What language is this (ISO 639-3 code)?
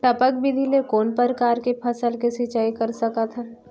hne